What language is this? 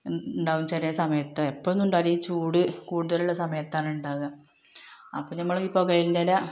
Malayalam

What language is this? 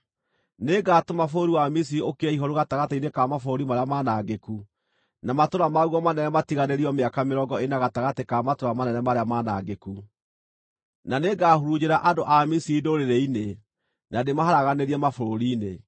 Kikuyu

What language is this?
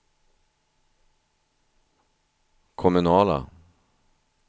Swedish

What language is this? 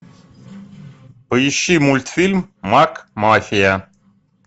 Russian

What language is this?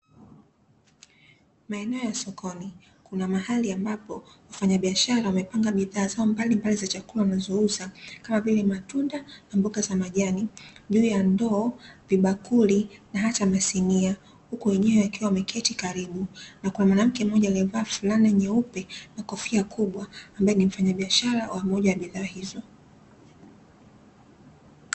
Swahili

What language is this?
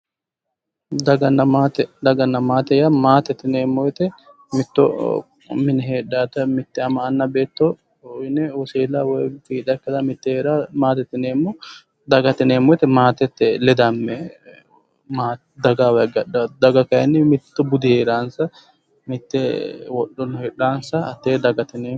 Sidamo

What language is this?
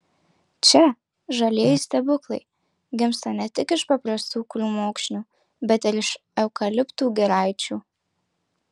Lithuanian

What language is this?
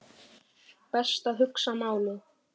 Icelandic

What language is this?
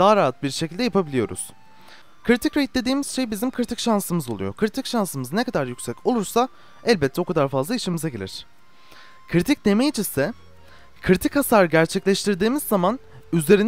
Turkish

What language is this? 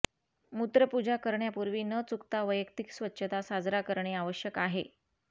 Marathi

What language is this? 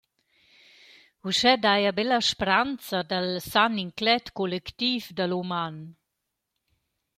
Romansh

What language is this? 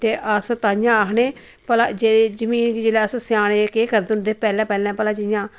Dogri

